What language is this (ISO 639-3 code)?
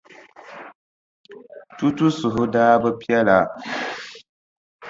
dag